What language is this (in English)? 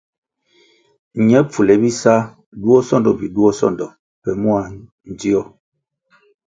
Kwasio